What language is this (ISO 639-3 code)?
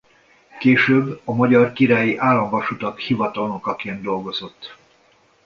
hun